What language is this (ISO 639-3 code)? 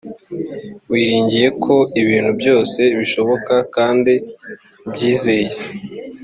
kin